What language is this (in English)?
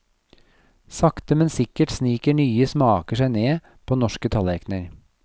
Norwegian